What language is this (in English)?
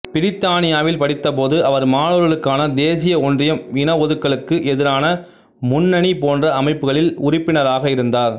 Tamil